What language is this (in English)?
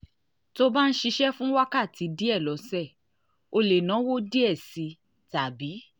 Yoruba